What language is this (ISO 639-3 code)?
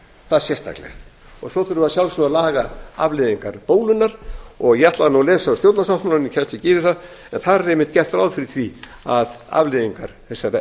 isl